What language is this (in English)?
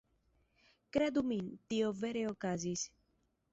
Esperanto